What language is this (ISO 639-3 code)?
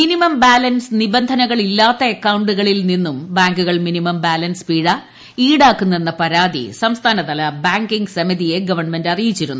mal